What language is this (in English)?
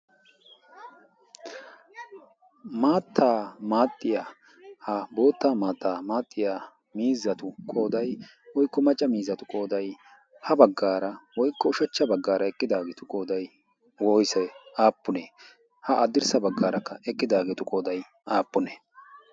Wolaytta